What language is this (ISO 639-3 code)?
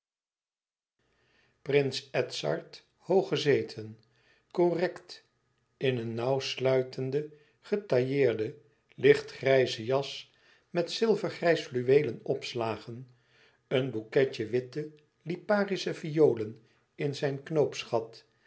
nld